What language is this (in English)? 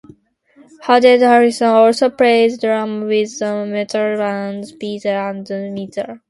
English